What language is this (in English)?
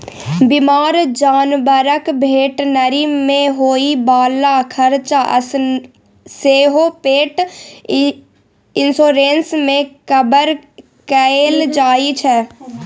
Maithili